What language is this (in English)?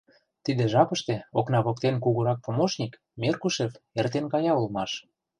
Mari